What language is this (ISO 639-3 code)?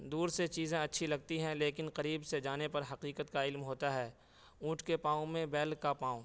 urd